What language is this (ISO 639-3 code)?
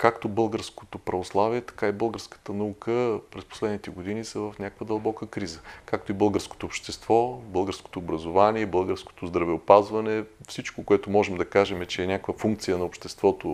bul